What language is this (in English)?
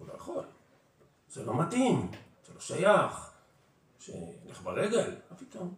Hebrew